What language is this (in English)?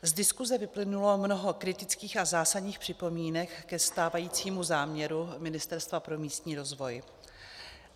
Czech